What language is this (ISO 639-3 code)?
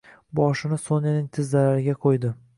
uzb